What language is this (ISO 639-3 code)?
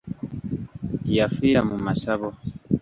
lug